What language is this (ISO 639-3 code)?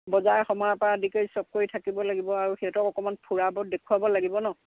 asm